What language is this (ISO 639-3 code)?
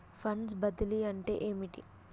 tel